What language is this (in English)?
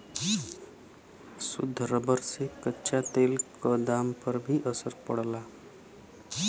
Bhojpuri